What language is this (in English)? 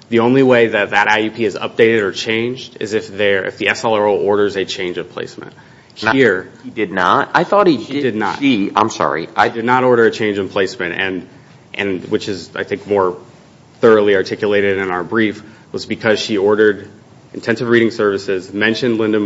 English